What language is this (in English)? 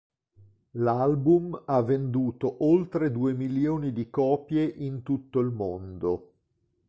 Italian